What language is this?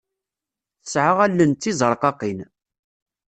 Kabyle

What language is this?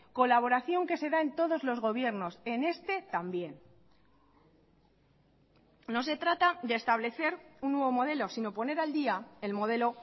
Spanish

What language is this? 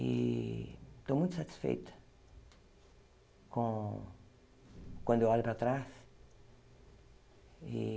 Portuguese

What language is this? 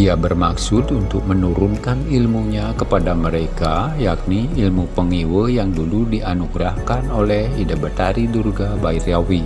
Indonesian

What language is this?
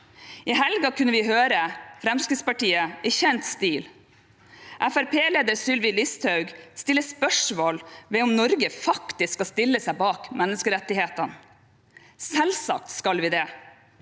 Norwegian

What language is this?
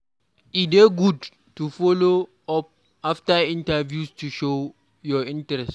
Nigerian Pidgin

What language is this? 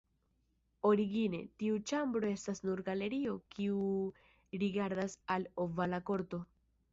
Esperanto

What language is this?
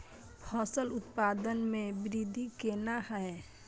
Maithili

